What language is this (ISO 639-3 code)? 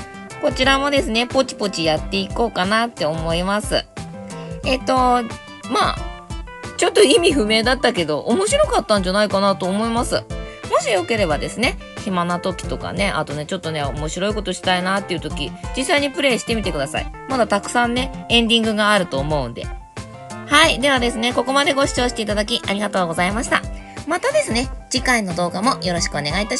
jpn